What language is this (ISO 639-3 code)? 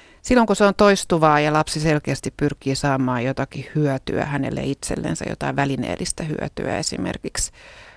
fin